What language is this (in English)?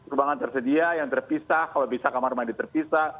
Indonesian